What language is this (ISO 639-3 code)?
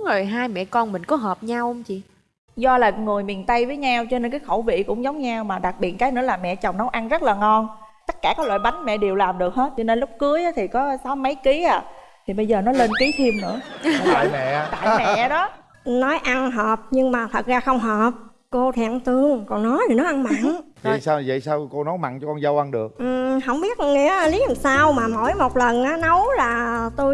vie